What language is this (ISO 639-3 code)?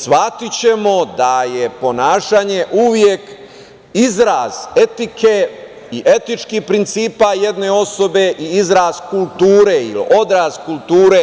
srp